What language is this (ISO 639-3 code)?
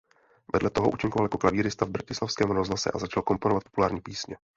ces